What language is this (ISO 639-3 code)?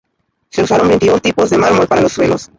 spa